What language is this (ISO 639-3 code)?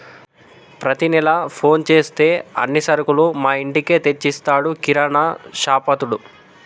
tel